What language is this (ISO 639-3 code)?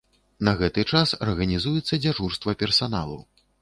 bel